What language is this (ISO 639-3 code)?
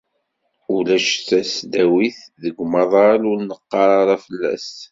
kab